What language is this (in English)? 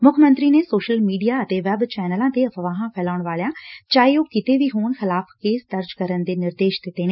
Punjabi